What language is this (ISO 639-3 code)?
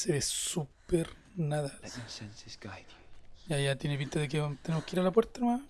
spa